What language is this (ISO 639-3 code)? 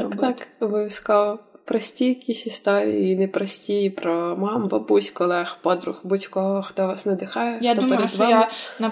ukr